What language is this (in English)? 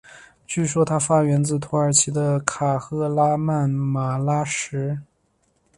Chinese